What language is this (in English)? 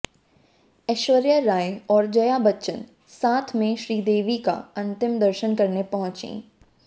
Hindi